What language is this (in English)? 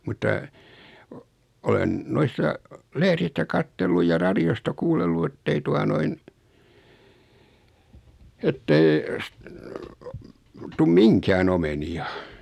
Finnish